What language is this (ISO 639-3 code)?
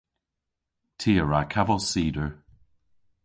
cor